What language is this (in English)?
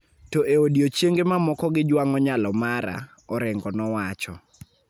Luo (Kenya and Tanzania)